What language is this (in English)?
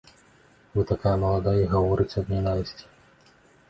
Belarusian